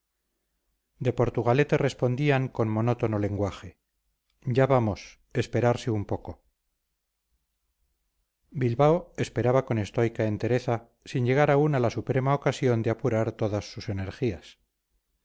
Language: Spanish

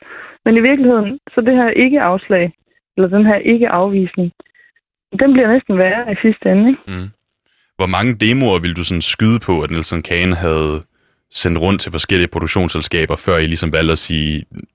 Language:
Danish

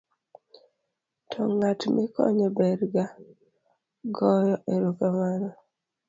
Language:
Luo (Kenya and Tanzania)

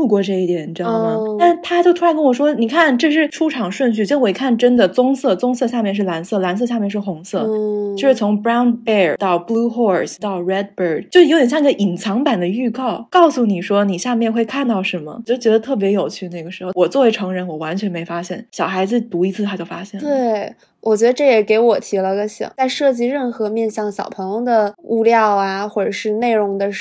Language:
Chinese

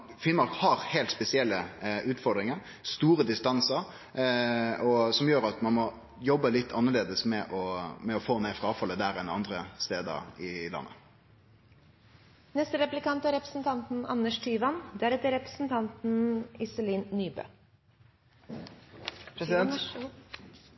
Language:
Norwegian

